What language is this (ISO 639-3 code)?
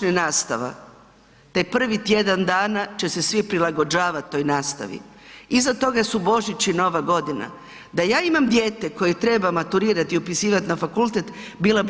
hrv